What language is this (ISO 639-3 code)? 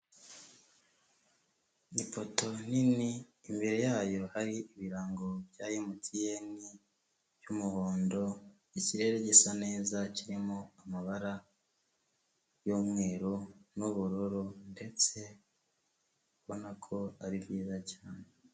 kin